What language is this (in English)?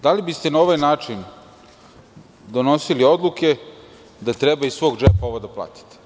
Serbian